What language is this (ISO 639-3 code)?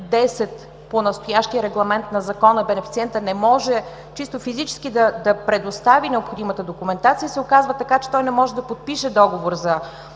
bul